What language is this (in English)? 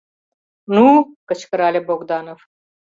Mari